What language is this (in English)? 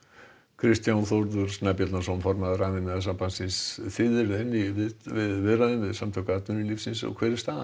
Icelandic